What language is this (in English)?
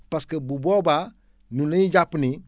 Wolof